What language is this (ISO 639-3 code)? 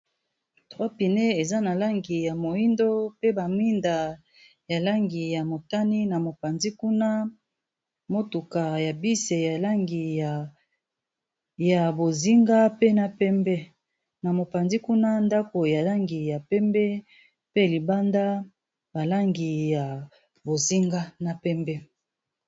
lin